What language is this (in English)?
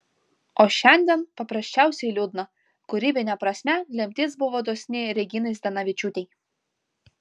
Lithuanian